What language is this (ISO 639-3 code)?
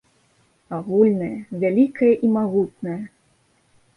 bel